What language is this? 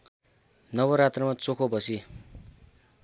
Nepali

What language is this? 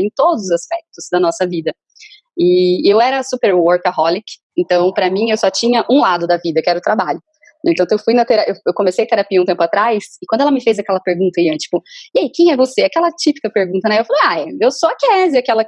Portuguese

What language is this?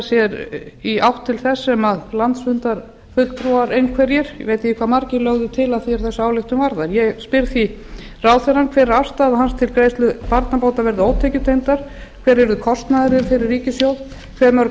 Icelandic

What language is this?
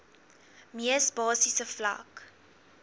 Afrikaans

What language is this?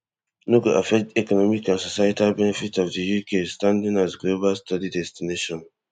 Nigerian Pidgin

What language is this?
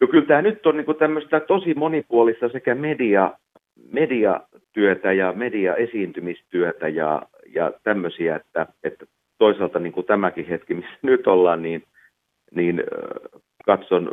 Finnish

